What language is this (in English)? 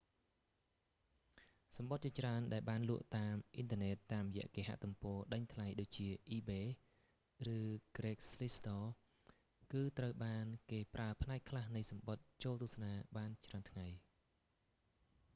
Khmer